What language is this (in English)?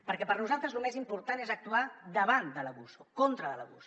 Catalan